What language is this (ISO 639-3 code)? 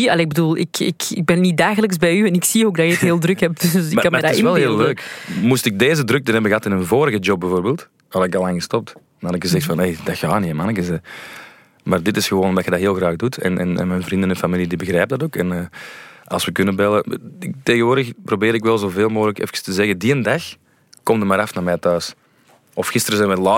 nld